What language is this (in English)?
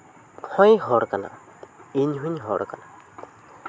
Santali